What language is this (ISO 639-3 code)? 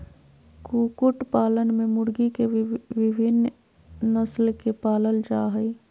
mag